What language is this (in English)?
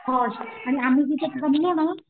Marathi